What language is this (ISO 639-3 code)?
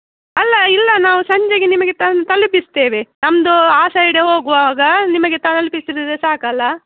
kan